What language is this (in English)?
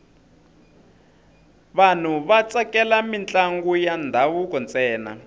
Tsonga